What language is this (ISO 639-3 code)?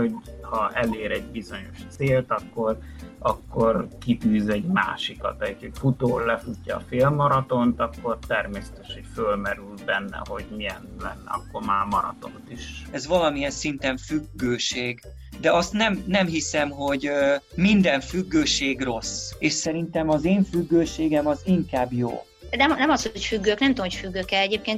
hun